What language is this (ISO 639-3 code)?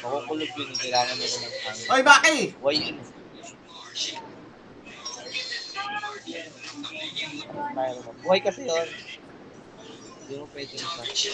fil